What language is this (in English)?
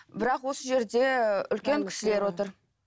Kazakh